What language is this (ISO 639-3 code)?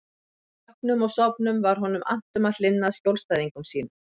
isl